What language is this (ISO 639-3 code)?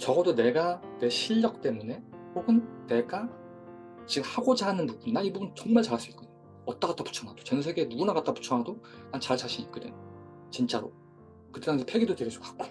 kor